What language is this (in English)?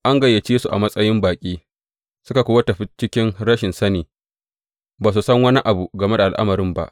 Hausa